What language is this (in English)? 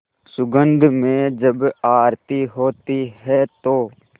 Hindi